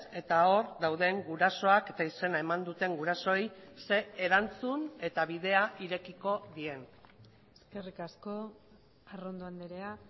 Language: Basque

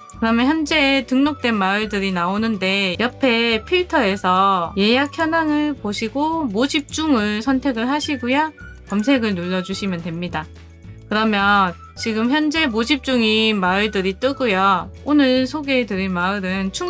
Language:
Korean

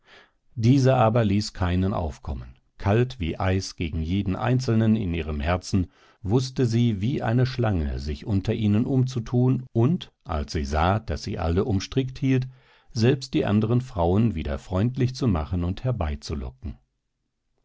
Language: German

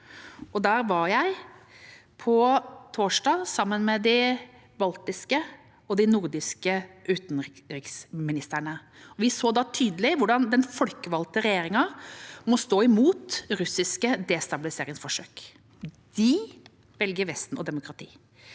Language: Norwegian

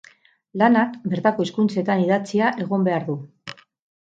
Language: Basque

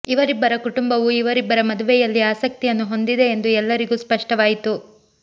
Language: Kannada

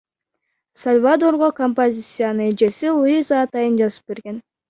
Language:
Kyrgyz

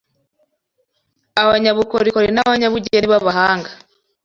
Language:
Kinyarwanda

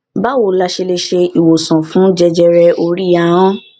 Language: Yoruba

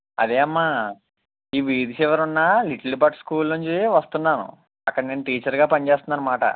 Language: Telugu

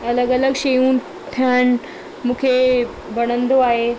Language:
Sindhi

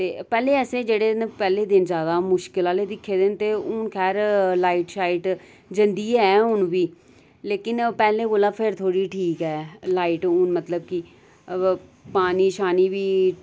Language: Dogri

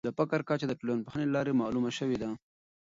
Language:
Pashto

